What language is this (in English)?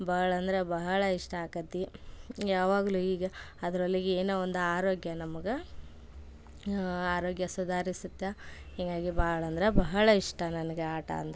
Kannada